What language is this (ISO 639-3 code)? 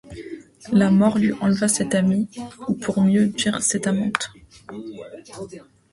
fra